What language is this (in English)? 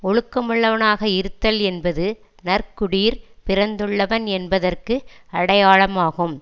Tamil